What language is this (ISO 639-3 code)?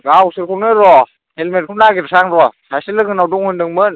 brx